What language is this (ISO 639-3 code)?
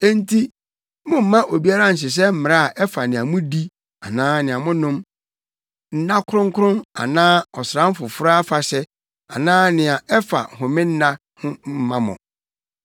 aka